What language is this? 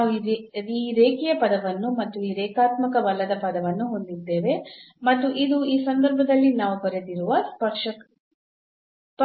Kannada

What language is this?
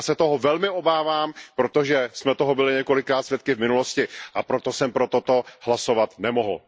Czech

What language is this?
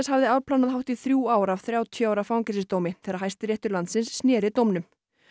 Icelandic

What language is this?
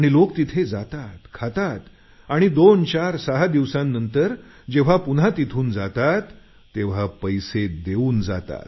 Marathi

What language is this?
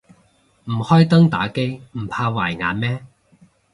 Cantonese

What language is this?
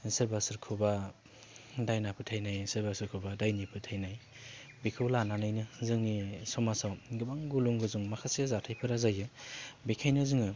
Bodo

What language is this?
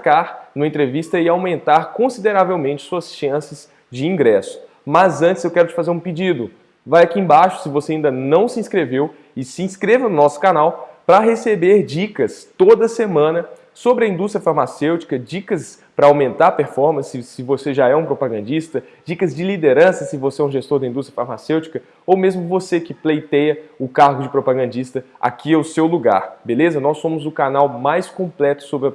Portuguese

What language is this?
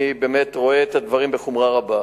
Hebrew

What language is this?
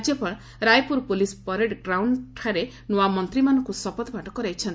Odia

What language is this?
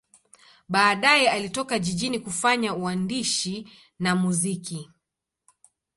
Swahili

